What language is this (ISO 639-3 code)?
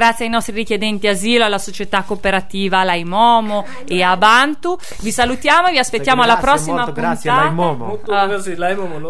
ita